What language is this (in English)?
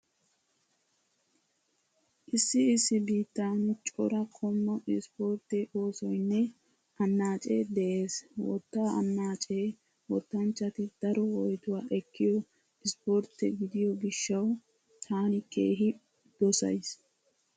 Wolaytta